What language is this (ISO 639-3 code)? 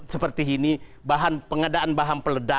ind